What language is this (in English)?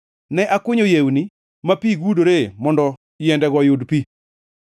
Luo (Kenya and Tanzania)